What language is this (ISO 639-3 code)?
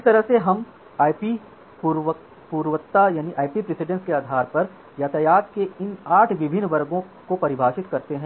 hin